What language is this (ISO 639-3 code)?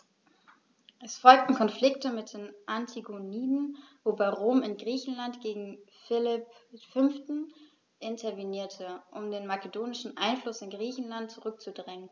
deu